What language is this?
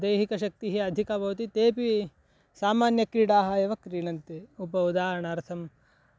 Sanskrit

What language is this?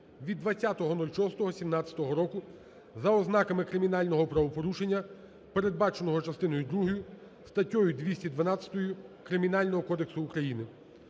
Ukrainian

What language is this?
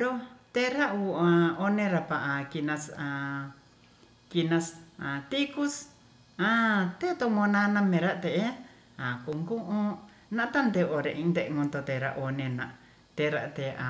Ratahan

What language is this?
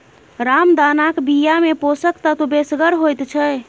Maithili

